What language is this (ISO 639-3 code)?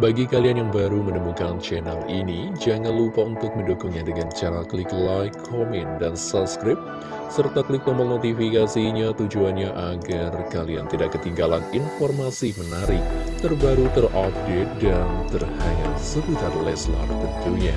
ind